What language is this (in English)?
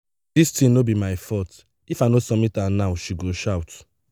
Nigerian Pidgin